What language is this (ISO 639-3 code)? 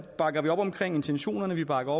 dan